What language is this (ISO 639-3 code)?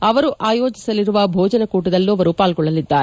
kan